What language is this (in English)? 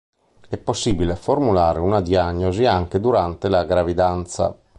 Italian